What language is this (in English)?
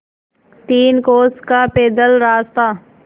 Hindi